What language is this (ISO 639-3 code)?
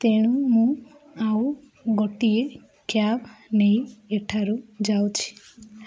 ori